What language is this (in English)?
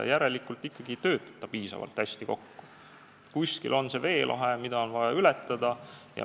Estonian